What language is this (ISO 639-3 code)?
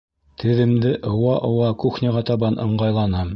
bak